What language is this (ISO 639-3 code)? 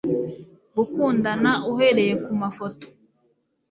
kin